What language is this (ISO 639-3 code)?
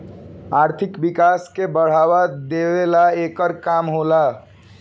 bho